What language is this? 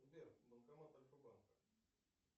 Russian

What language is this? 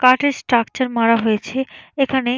Bangla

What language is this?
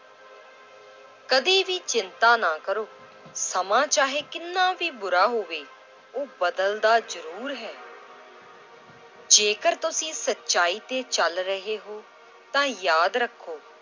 Punjabi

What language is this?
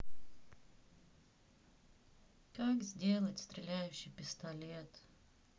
Russian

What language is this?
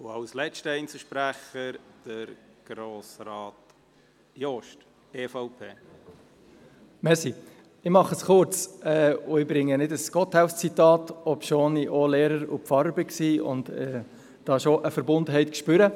Swiss German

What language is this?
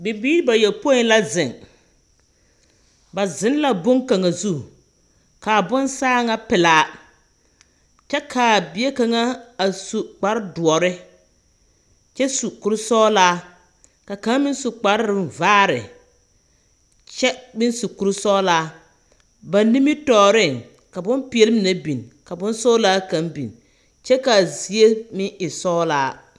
Southern Dagaare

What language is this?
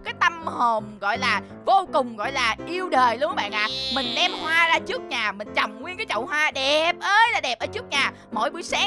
Vietnamese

